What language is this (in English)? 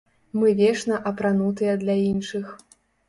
Belarusian